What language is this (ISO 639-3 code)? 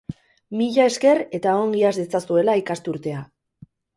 eus